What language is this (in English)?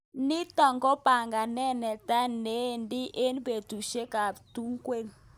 Kalenjin